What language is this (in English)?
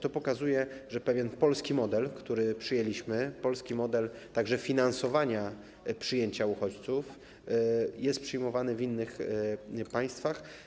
Polish